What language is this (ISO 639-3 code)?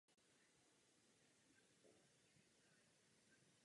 ces